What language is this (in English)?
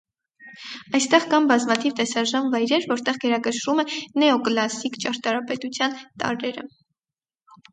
Armenian